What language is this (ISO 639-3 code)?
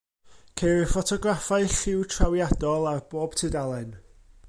cym